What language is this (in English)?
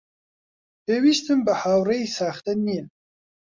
Central Kurdish